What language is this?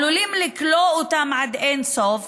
Hebrew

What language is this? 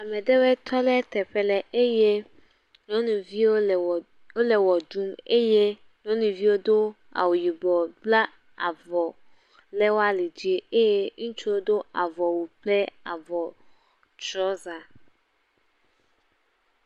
Ewe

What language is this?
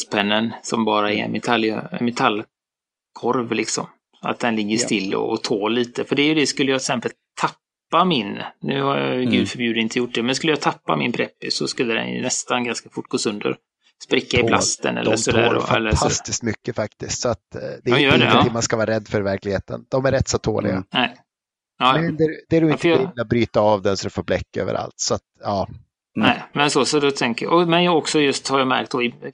Swedish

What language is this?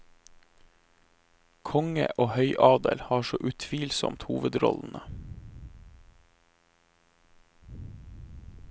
Norwegian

